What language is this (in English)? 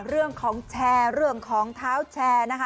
Thai